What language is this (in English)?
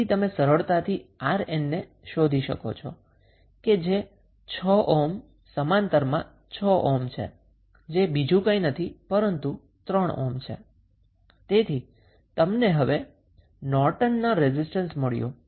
Gujarati